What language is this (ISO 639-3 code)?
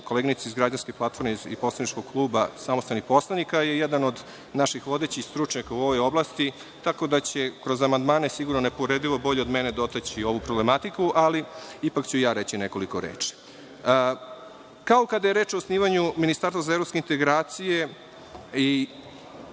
srp